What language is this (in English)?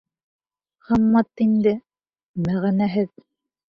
Bashkir